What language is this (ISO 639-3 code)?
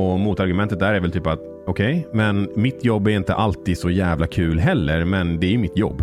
swe